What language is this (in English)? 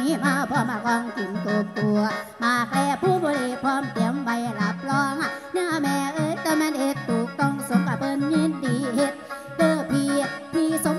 Thai